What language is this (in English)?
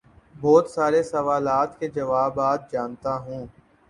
Urdu